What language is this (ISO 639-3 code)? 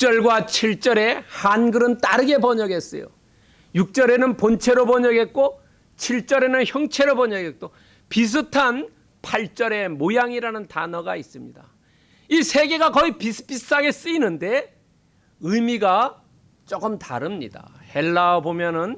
kor